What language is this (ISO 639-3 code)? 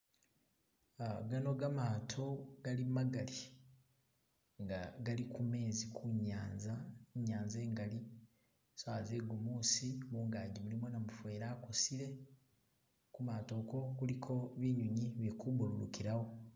myx